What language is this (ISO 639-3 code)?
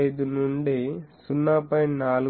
tel